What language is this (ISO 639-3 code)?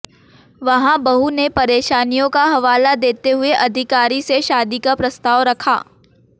hin